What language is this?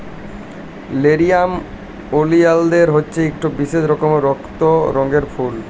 Bangla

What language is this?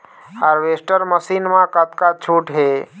Chhattisgarhi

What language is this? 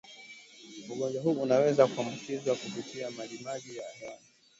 Swahili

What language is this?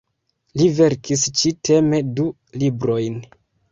Esperanto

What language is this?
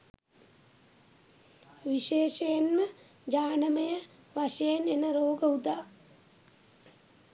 Sinhala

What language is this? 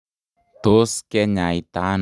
Kalenjin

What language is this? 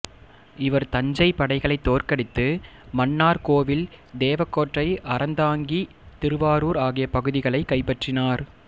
Tamil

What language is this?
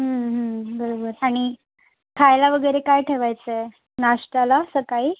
Marathi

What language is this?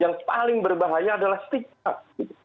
Indonesian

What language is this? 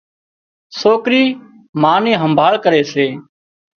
Wadiyara Koli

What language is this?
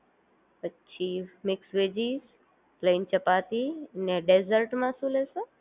Gujarati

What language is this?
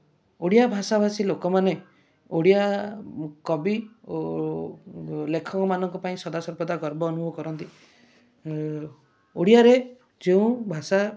Odia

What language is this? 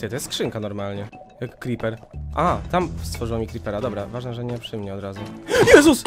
Polish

